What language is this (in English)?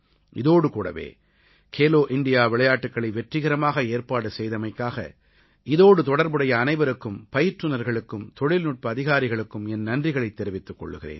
Tamil